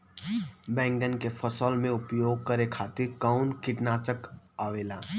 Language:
Bhojpuri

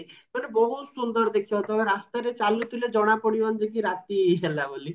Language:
Odia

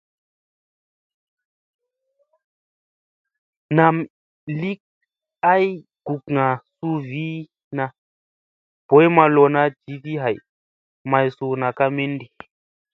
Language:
Musey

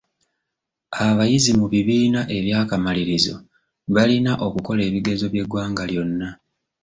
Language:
Ganda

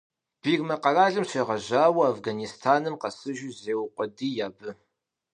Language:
Kabardian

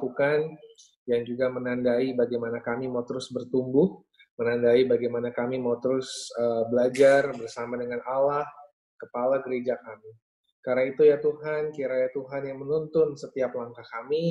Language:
Indonesian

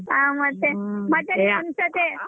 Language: Kannada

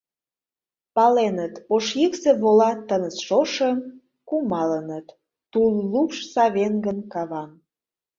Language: Mari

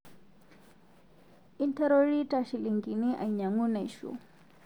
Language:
Masai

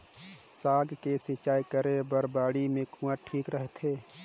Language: Chhattisgarhi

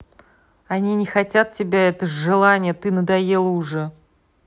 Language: Russian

